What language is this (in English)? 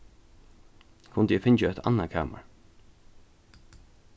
Faroese